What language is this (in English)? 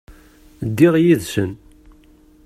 Kabyle